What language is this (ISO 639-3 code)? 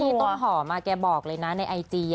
tha